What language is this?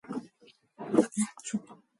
Mongolian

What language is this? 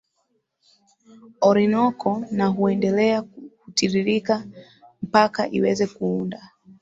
Swahili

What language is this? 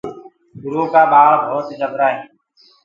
Gurgula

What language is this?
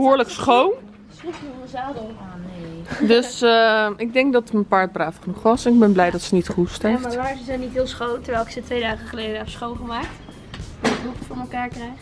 Dutch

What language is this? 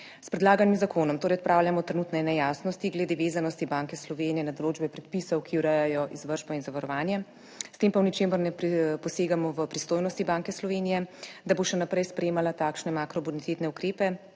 Slovenian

